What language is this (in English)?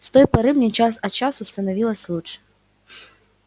Russian